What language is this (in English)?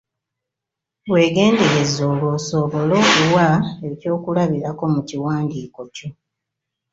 Ganda